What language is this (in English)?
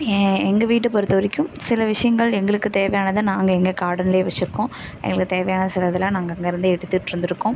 Tamil